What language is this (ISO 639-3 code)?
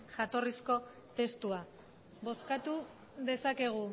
eus